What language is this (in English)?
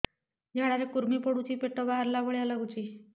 Odia